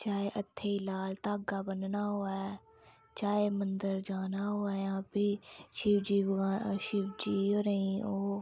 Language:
Dogri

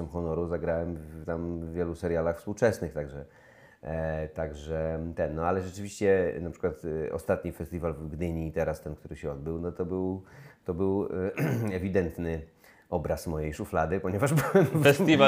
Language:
Polish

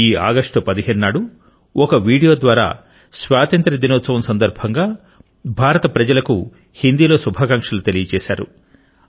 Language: Telugu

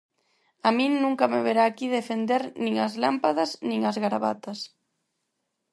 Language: Galician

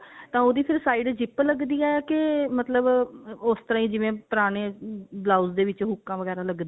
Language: Punjabi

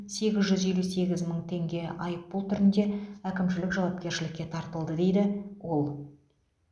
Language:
Kazakh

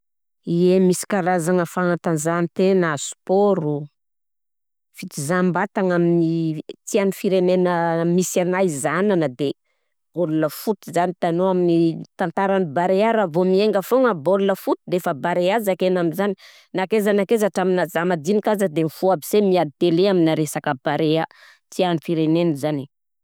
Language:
Southern Betsimisaraka Malagasy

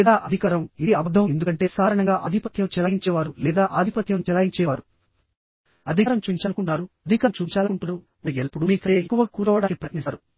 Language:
Telugu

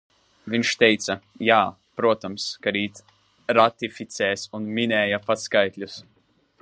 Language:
Latvian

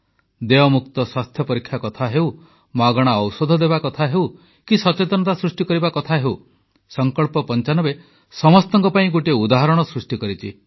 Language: Odia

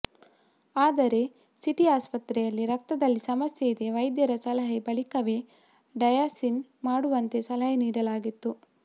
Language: Kannada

